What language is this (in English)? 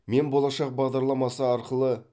Kazakh